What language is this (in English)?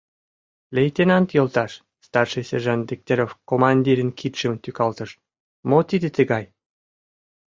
Mari